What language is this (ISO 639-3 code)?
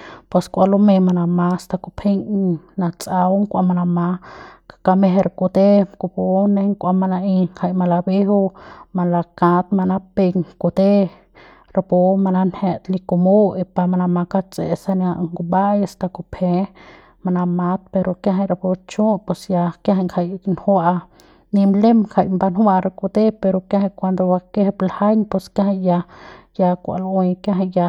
pbs